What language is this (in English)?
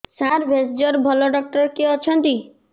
Odia